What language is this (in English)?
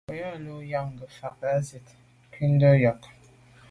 Medumba